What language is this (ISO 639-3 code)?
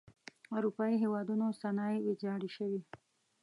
pus